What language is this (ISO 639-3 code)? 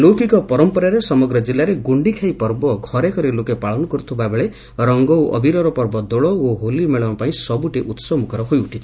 ori